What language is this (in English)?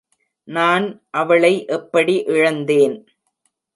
Tamil